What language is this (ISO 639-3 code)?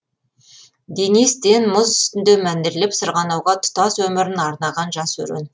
kaz